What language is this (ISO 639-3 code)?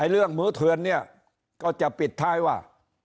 tha